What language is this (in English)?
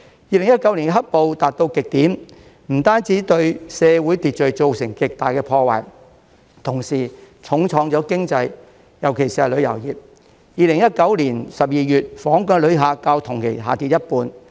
Cantonese